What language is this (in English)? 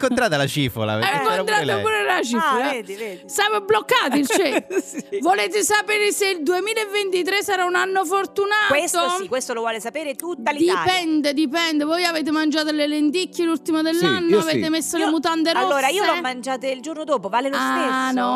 Italian